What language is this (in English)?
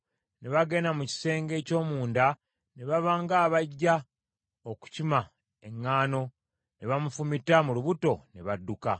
Ganda